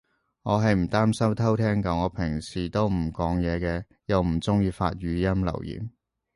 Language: Cantonese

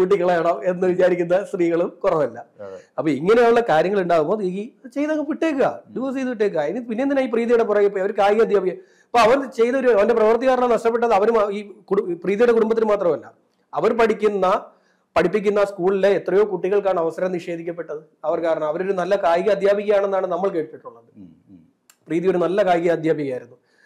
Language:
Malayalam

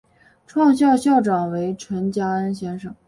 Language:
Chinese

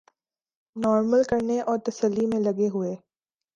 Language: Urdu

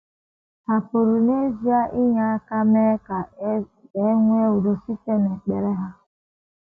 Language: Igbo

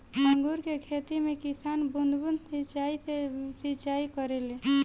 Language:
Bhojpuri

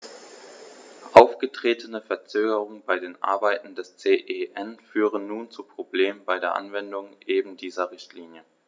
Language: German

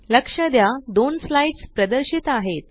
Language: Marathi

